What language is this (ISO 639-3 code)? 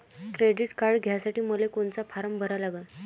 mar